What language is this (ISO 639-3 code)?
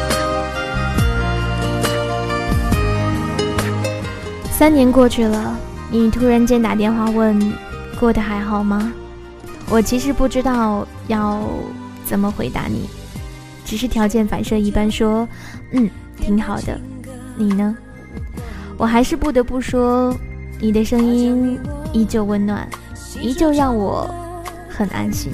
zho